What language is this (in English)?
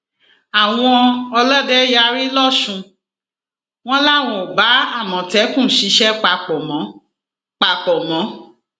Yoruba